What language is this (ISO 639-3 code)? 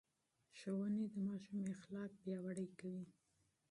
pus